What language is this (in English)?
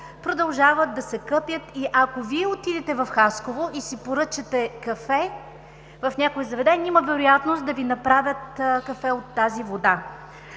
Bulgarian